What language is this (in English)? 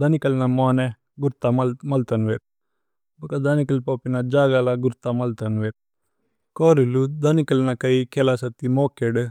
Tulu